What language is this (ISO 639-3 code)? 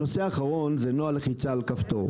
heb